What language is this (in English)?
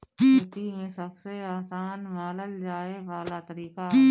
Bhojpuri